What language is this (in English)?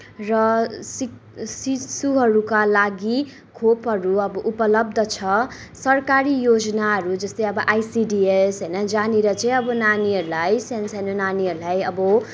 Nepali